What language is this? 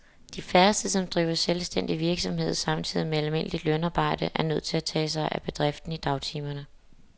Danish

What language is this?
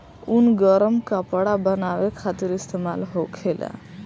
Bhojpuri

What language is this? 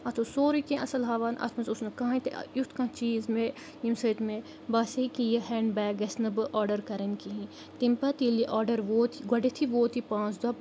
Kashmiri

